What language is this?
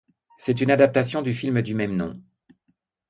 French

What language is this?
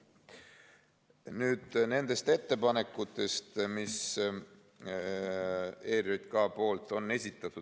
Estonian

